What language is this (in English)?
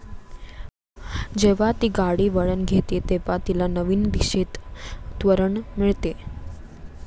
Marathi